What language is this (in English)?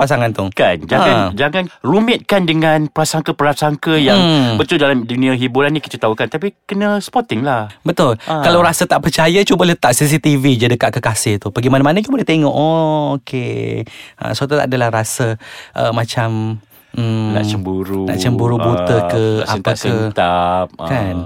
Malay